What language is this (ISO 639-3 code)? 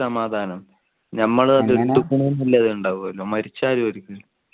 mal